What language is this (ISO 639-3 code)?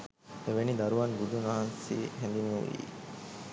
sin